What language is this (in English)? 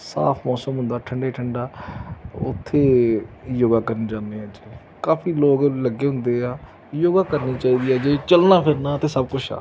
Punjabi